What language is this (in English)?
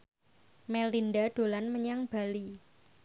Javanese